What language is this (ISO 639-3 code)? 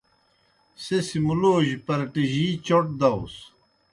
plk